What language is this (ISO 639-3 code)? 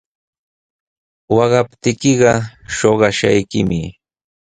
qws